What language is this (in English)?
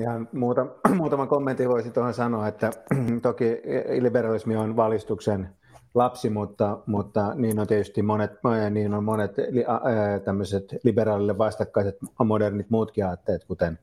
Finnish